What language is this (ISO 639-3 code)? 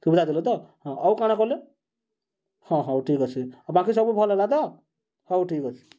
ori